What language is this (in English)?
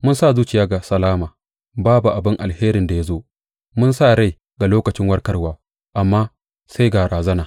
Hausa